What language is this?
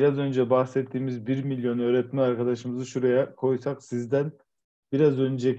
Turkish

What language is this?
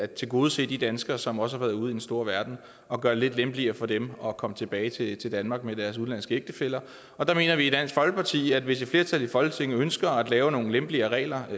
Danish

